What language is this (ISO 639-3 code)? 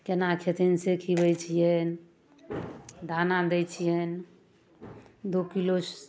mai